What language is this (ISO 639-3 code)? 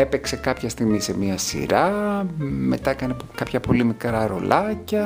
ell